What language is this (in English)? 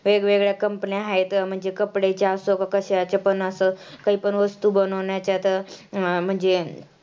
Marathi